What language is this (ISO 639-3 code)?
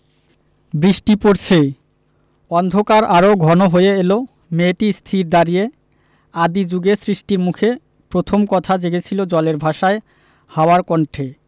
ben